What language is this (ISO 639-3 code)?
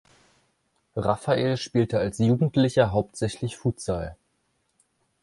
deu